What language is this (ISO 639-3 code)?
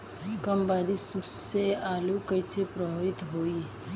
bho